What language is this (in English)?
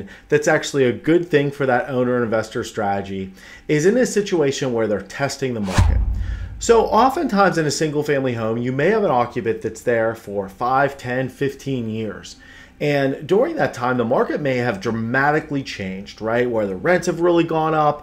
English